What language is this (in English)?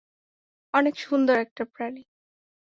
Bangla